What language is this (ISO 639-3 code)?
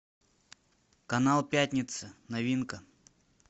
rus